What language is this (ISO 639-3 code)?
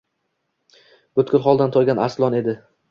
uzb